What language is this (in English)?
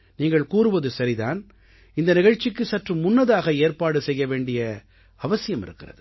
Tamil